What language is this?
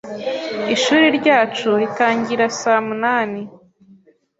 Kinyarwanda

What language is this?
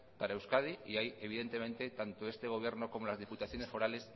Spanish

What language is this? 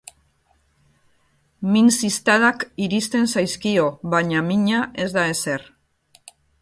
Basque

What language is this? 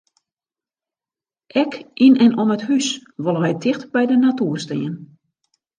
Western Frisian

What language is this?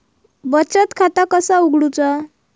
Marathi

